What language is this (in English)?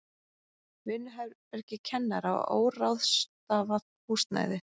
Icelandic